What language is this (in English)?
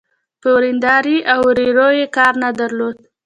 Pashto